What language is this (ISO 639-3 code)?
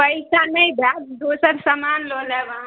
mai